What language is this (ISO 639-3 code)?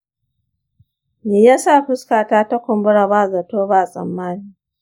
hau